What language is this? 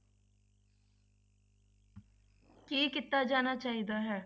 Punjabi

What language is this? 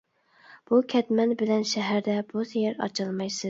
Uyghur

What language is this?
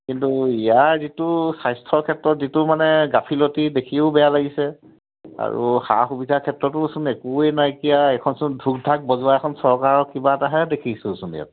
Assamese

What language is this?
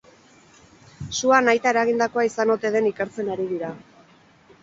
Basque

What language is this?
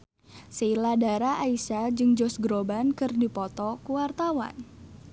Sundanese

